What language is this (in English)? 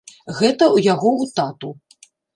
Belarusian